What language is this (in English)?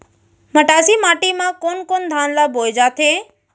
Chhattisgarhi